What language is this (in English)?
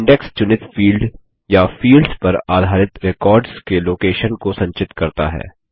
Hindi